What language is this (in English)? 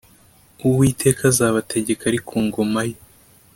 Kinyarwanda